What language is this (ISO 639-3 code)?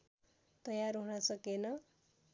nep